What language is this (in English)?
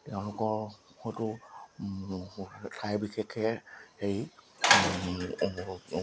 Assamese